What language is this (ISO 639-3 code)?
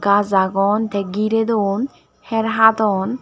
ccp